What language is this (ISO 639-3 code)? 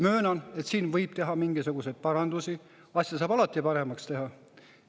est